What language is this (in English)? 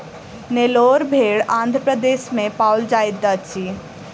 Maithili